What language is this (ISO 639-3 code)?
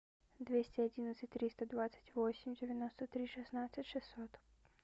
rus